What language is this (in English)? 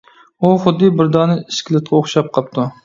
Uyghur